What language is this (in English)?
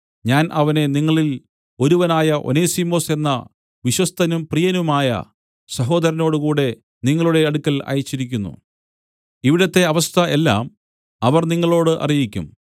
Malayalam